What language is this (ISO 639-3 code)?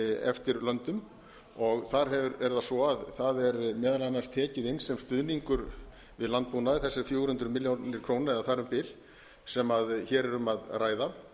isl